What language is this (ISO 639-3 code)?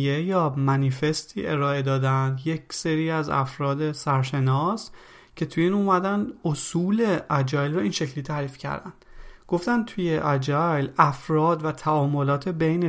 fas